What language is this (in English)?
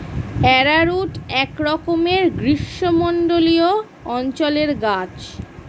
Bangla